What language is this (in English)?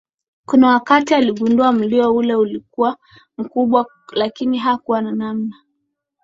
Swahili